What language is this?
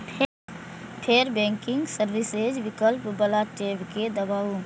Maithili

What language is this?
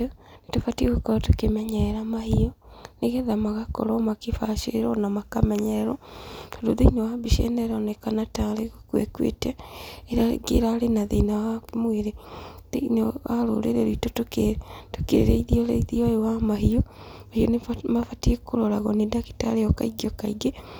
Kikuyu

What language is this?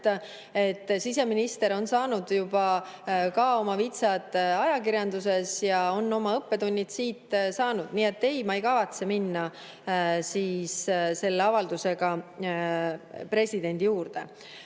Estonian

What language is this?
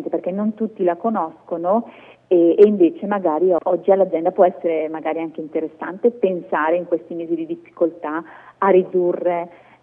Italian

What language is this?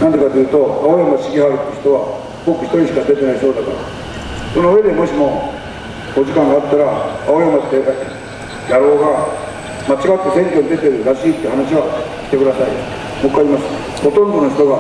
Japanese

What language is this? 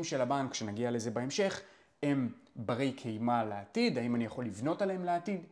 Hebrew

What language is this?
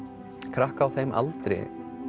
Icelandic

